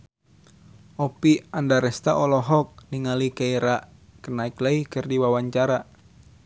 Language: Sundanese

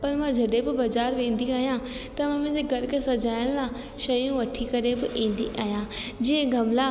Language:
Sindhi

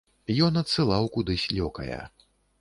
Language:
Belarusian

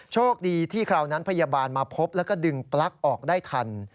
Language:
Thai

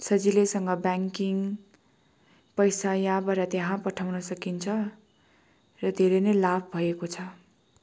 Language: Nepali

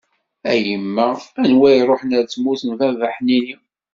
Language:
Kabyle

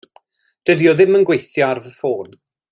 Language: Welsh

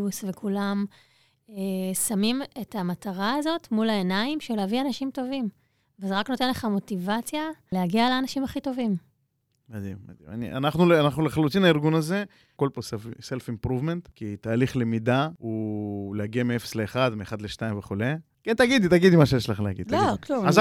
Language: Hebrew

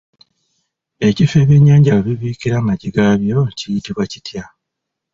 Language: Ganda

